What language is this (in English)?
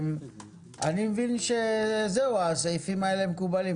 Hebrew